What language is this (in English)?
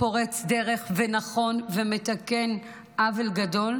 Hebrew